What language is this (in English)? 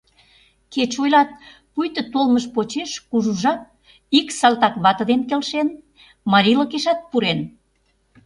Mari